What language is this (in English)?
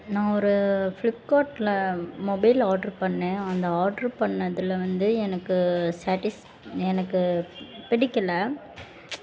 Tamil